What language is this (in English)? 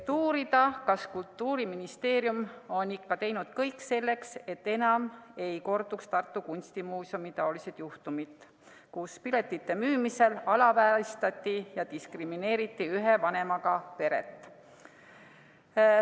Estonian